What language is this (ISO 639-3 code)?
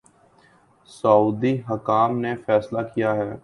urd